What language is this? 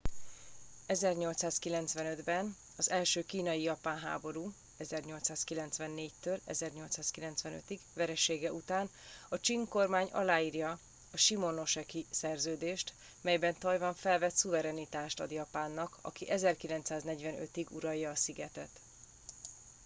Hungarian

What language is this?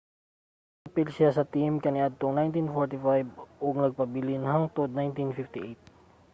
Cebuano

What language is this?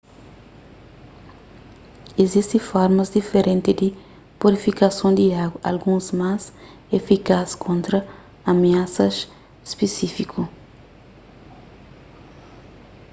Kabuverdianu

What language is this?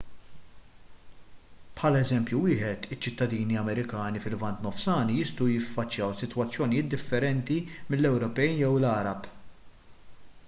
Maltese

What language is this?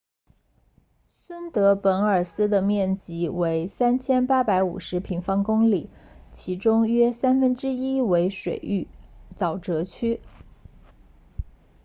Chinese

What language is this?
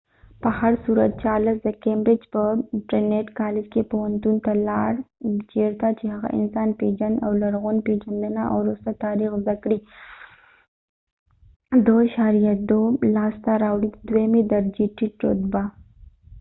Pashto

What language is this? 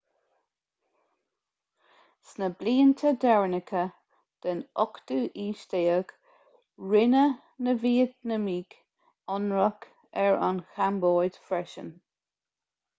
Irish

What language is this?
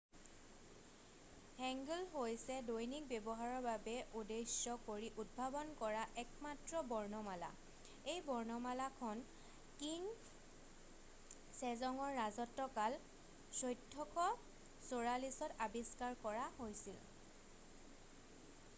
Assamese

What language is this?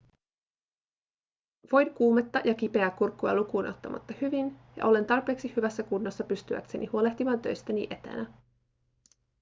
Finnish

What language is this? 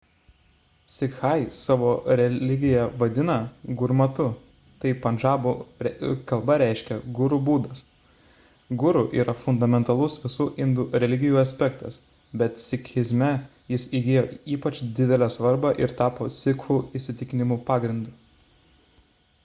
Lithuanian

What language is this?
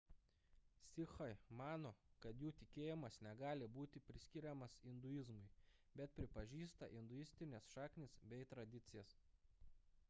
Lithuanian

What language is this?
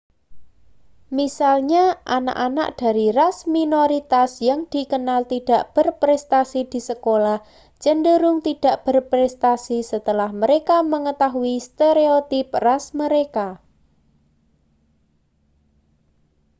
Indonesian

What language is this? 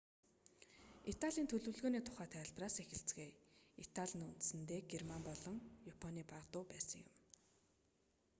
Mongolian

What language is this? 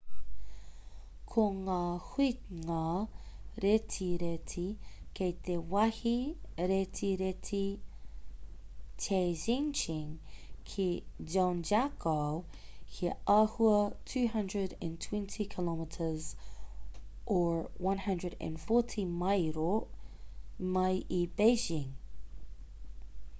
Māori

